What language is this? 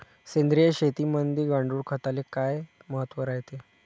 Marathi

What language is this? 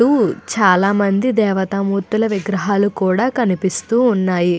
Telugu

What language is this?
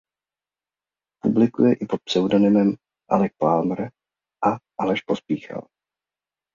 Czech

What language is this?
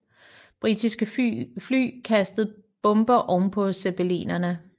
Danish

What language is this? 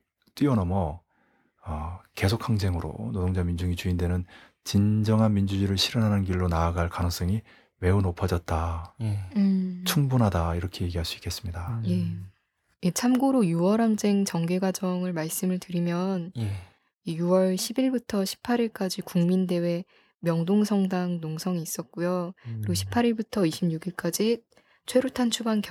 Korean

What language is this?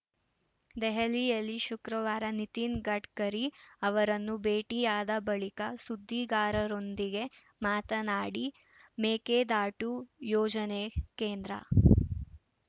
Kannada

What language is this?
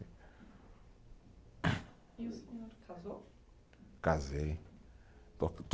Portuguese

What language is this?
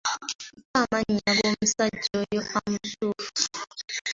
Ganda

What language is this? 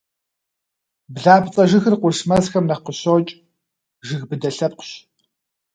Kabardian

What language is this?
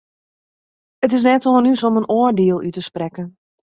Western Frisian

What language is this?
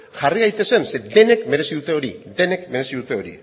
Basque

